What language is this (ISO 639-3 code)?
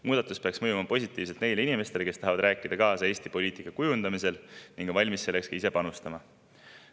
est